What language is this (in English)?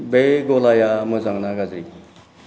Bodo